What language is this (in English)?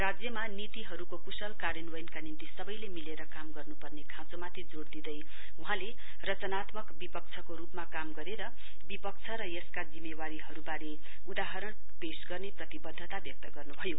Nepali